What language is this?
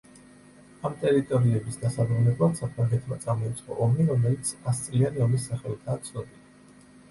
Georgian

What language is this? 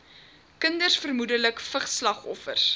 Afrikaans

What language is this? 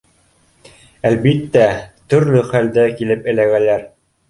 Bashkir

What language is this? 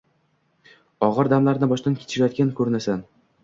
Uzbek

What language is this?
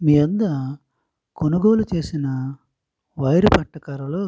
Telugu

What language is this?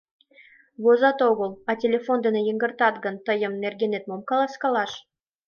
Mari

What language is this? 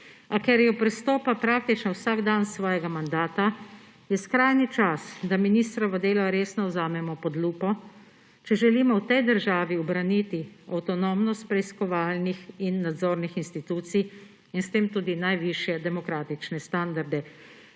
Slovenian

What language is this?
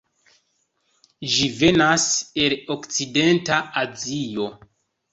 Esperanto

